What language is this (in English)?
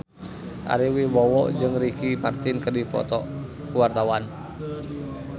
Sundanese